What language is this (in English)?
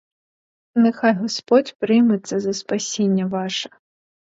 Ukrainian